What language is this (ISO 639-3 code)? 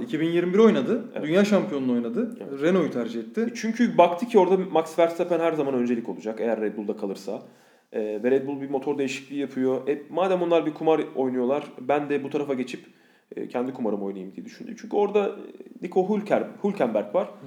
tur